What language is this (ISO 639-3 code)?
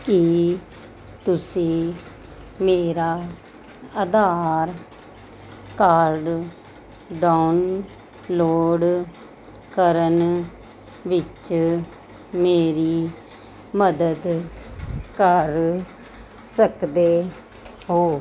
pan